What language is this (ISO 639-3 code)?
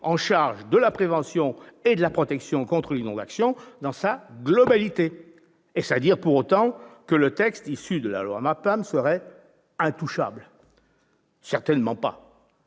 fra